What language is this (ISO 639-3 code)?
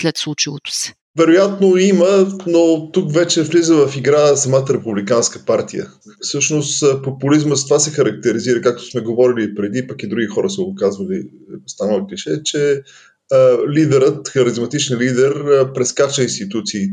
bul